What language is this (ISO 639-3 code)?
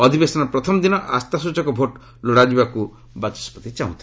ori